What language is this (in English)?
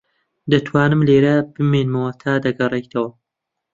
Central Kurdish